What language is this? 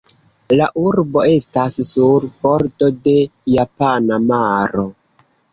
Esperanto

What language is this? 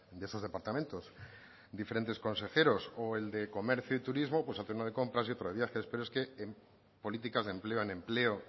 Spanish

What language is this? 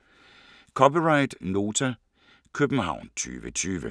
Danish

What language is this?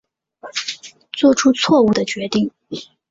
Chinese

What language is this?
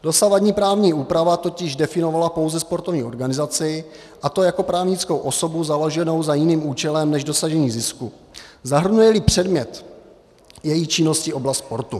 Czech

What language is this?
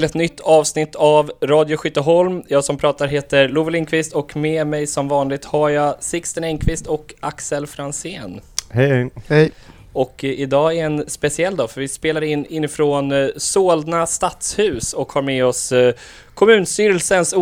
Swedish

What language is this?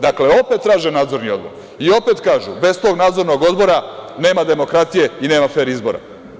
Serbian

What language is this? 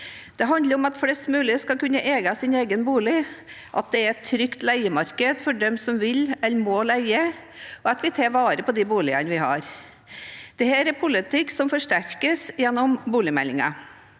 Norwegian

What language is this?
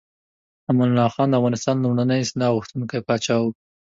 Pashto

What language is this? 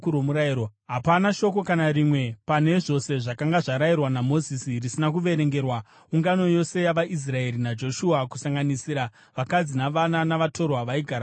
Shona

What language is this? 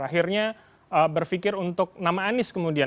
Indonesian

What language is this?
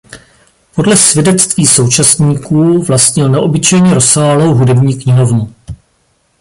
Czech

